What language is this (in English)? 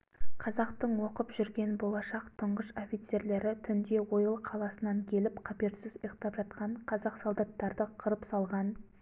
Kazakh